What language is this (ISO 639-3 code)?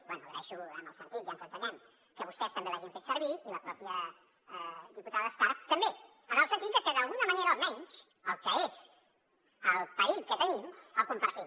cat